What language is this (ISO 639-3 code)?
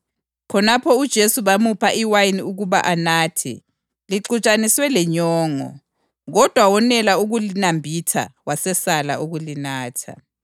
nde